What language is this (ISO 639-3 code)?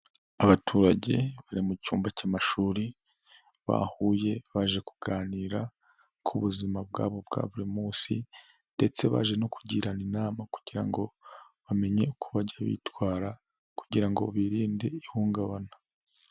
kin